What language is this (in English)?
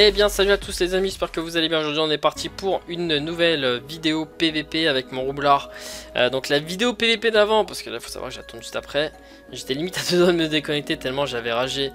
French